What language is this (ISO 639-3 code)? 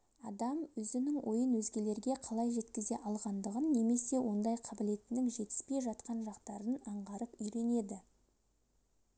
kaz